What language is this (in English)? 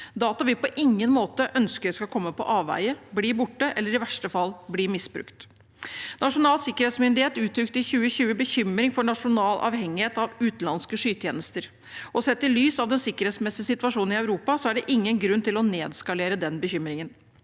Norwegian